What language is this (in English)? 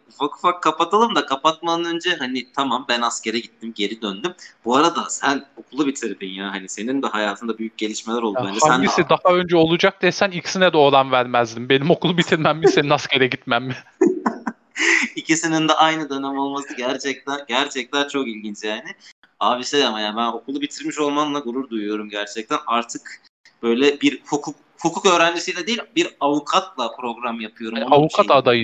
Turkish